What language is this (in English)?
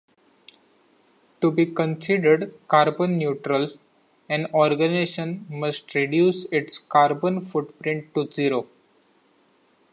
English